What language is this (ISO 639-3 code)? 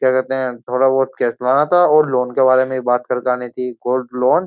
hin